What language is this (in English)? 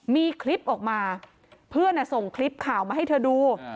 Thai